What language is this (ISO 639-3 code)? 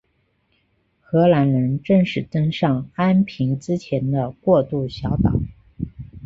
zho